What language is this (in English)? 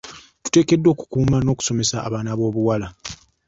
Ganda